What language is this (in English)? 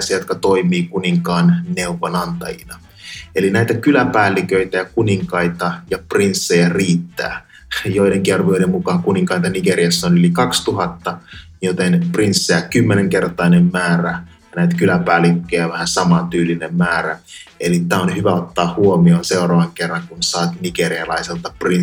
Finnish